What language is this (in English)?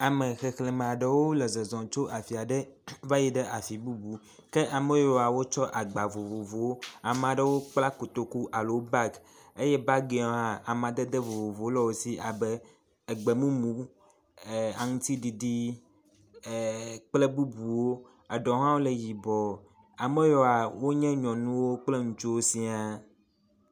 Ewe